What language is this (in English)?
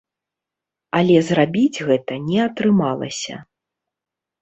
Belarusian